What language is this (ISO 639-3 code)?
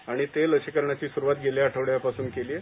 mar